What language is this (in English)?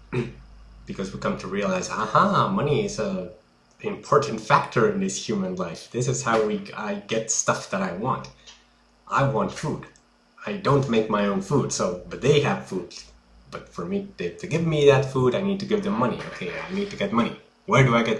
English